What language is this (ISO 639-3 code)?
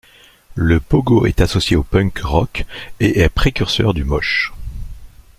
fra